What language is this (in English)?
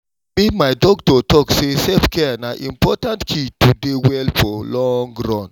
Nigerian Pidgin